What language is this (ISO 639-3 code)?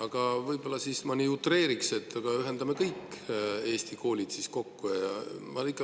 est